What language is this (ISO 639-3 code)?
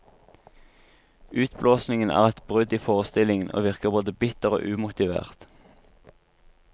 nor